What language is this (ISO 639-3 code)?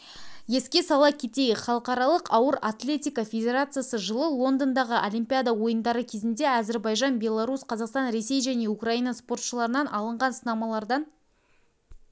kaz